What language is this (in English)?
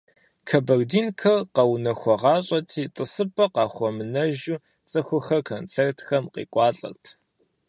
Kabardian